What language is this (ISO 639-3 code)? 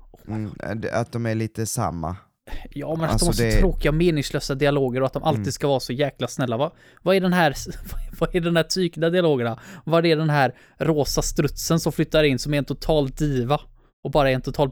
swe